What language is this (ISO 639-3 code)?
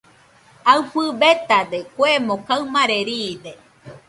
hux